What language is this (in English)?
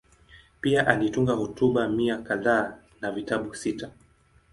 Swahili